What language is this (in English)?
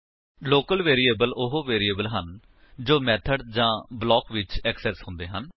Punjabi